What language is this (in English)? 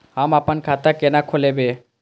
Maithili